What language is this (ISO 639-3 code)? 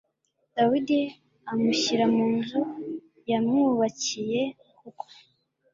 kin